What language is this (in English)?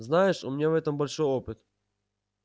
Russian